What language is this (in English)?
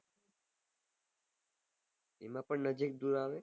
Gujarati